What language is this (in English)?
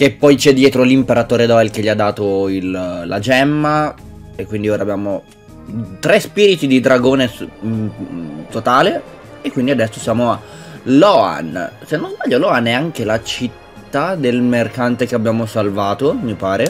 Italian